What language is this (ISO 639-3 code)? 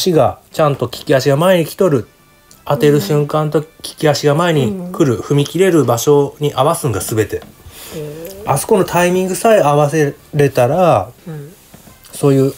jpn